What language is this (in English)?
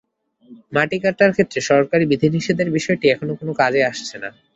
Bangla